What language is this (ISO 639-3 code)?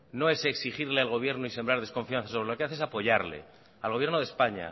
spa